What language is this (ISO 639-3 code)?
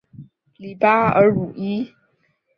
zho